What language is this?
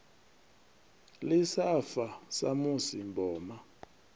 Venda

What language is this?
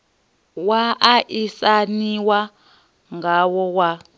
Venda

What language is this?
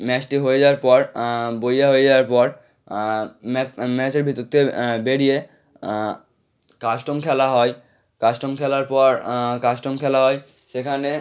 Bangla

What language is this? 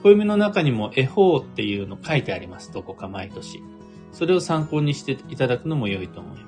Japanese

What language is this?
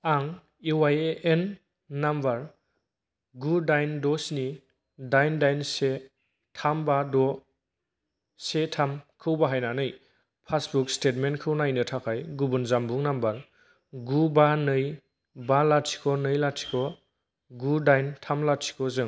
Bodo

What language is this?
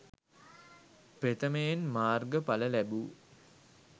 Sinhala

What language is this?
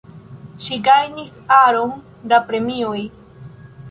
Esperanto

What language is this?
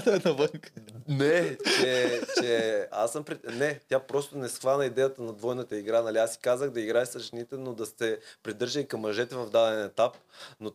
Bulgarian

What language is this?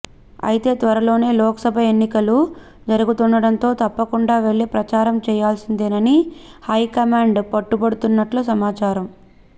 Telugu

